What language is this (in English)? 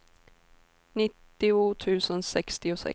Swedish